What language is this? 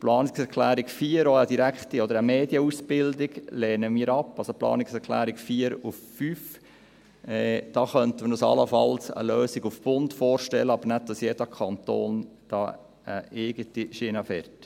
Swiss German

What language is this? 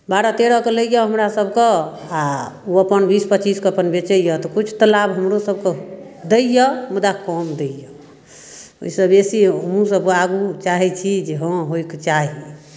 Maithili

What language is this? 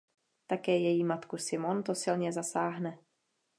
Czech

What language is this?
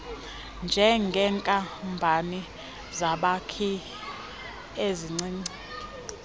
Xhosa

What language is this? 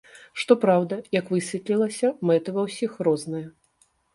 Belarusian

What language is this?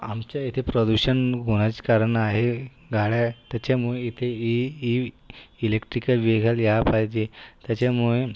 Marathi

